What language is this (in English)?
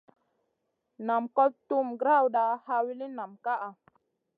Masana